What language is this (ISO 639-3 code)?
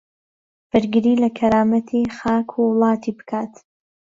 ckb